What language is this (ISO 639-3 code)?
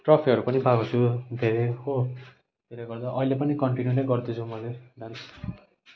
nep